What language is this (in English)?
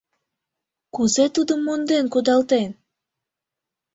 Mari